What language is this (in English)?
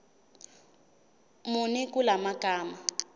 Zulu